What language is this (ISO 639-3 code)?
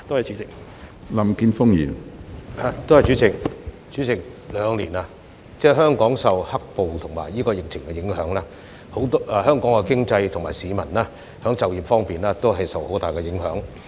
yue